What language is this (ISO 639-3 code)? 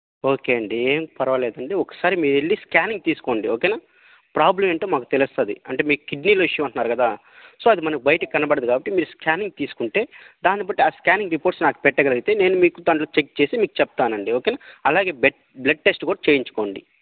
tel